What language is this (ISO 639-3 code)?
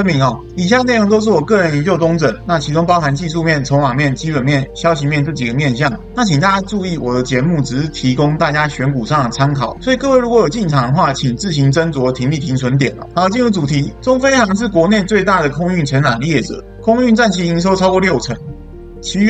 zho